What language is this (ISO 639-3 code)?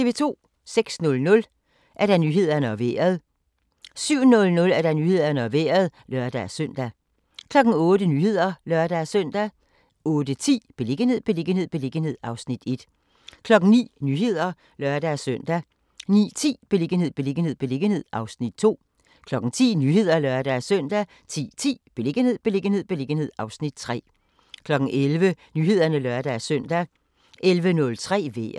dan